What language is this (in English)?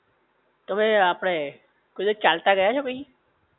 Gujarati